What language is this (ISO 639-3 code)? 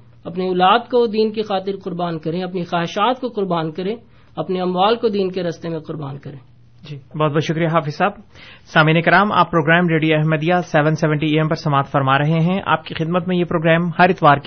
urd